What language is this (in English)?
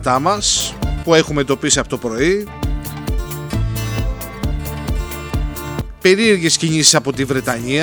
Greek